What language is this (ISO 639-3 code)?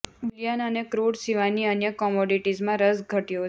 guj